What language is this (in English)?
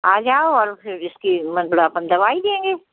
Hindi